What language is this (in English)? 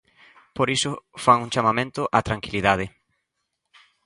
Galician